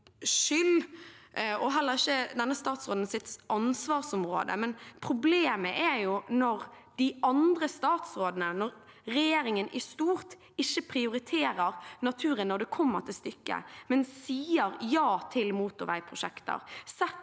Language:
Norwegian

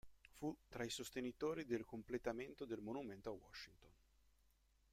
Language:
Italian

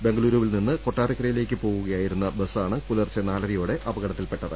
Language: Malayalam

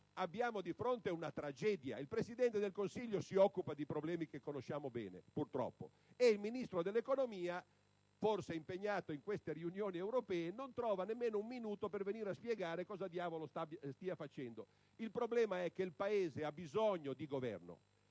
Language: Italian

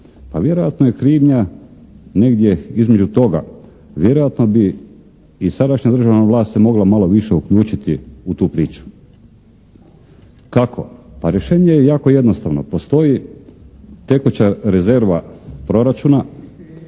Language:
Croatian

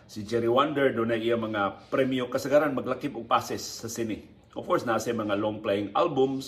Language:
Filipino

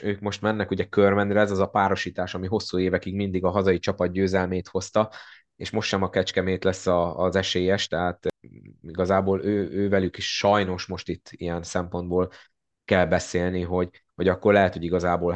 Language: Hungarian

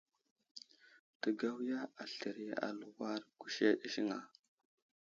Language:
Wuzlam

